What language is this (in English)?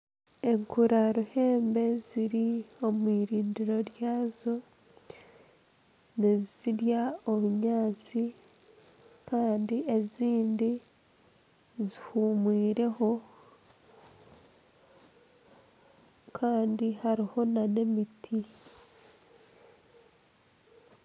Nyankole